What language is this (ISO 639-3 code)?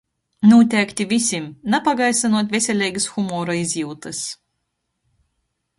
ltg